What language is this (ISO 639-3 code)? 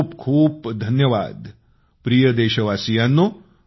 mar